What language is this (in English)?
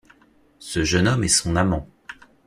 French